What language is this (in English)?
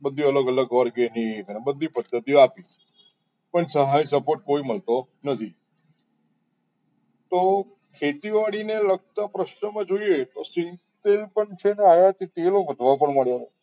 Gujarati